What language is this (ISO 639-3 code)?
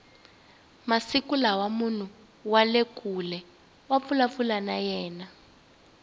tso